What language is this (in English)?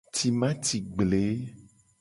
Gen